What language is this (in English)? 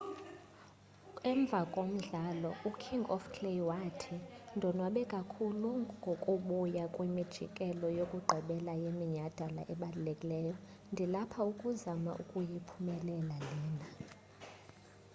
Xhosa